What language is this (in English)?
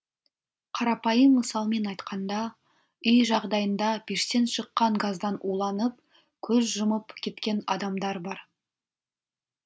Kazakh